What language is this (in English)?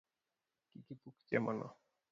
Luo (Kenya and Tanzania)